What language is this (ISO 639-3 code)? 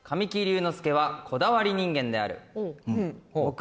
jpn